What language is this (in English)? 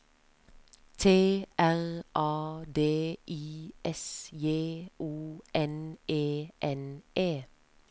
Norwegian